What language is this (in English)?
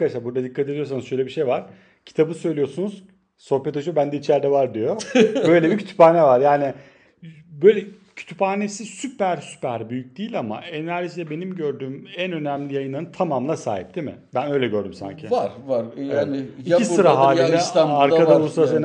Turkish